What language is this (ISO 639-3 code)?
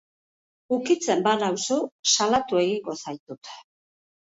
eus